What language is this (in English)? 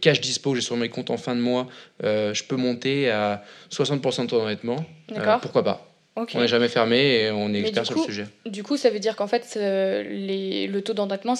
French